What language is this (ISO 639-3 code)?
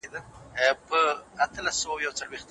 pus